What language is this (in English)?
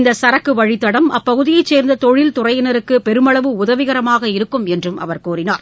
Tamil